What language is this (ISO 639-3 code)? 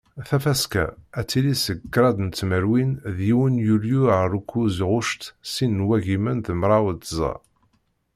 kab